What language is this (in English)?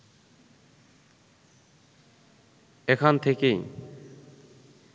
Bangla